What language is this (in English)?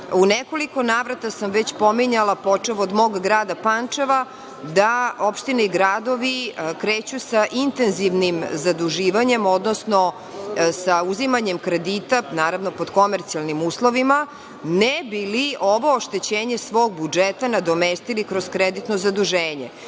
Serbian